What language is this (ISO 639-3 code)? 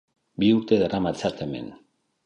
eus